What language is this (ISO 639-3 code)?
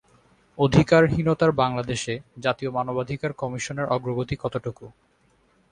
ben